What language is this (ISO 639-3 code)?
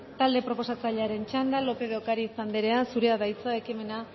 eus